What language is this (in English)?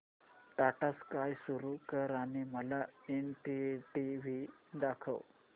Marathi